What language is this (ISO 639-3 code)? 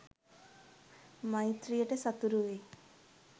sin